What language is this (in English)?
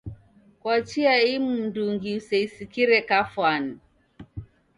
Taita